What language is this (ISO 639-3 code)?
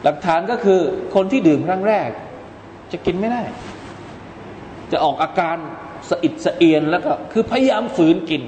tha